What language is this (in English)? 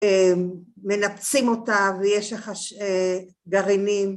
Hebrew